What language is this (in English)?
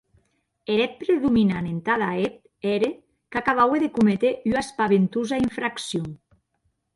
Occitan